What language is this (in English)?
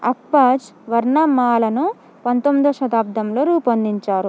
Telugu